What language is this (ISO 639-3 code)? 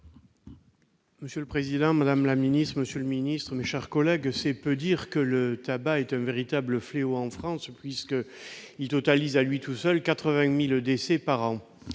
fra